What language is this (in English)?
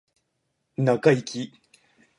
Japanese